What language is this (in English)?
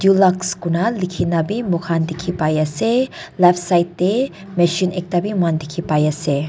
Naga Pidgin